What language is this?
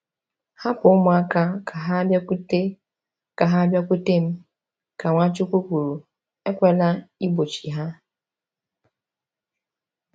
Igbo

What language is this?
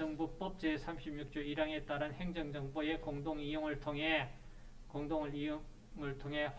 Korean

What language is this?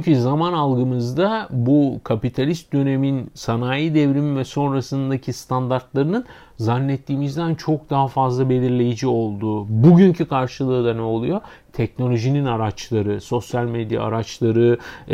Turkish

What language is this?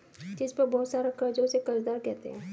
Hindi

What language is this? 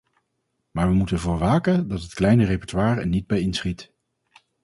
Dutch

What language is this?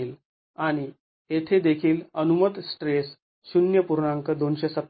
Marathi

